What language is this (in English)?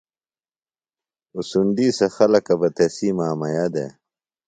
Phalura